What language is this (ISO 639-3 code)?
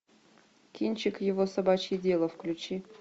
rus